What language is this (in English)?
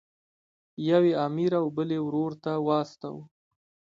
Pashto